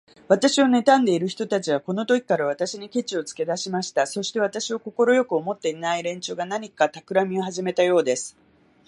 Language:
Japanese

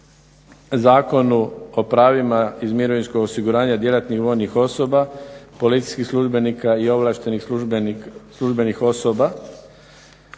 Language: Croatian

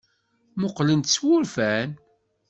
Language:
Kabyle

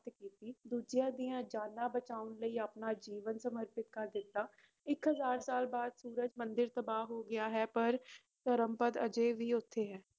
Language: Punjabi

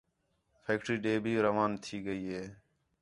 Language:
Khetrani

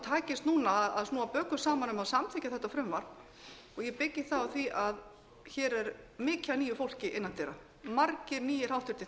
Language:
Icelandic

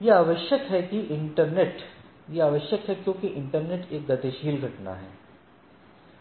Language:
Hindi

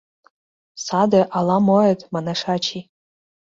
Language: Mari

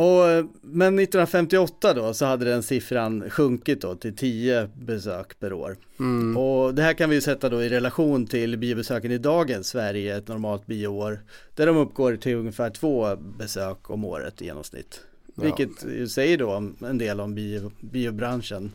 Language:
Swedish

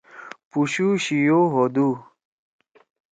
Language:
Torwali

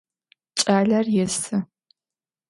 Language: Adyghe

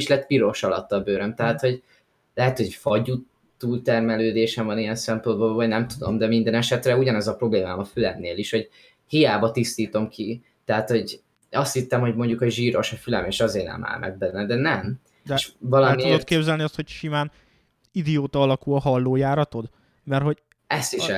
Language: Hungarian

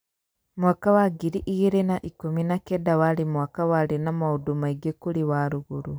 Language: Kikuyu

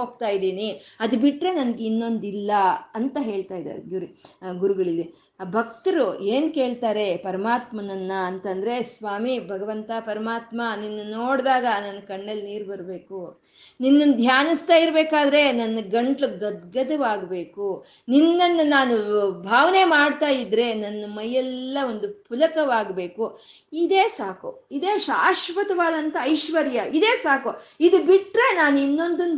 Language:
Kannada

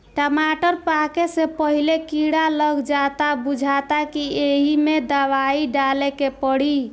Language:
Bhojpuri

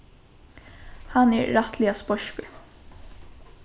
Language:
Faroese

